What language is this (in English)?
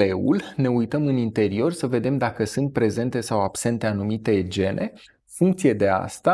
Romanian